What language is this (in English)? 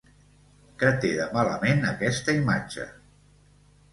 Catalan